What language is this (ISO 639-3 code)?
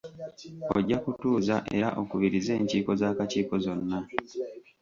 lug